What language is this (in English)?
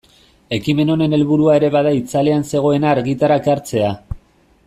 Basque